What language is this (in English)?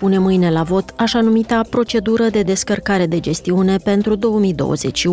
Romanian